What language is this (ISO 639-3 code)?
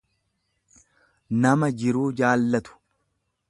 orm